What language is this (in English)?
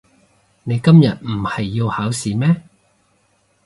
Cantonese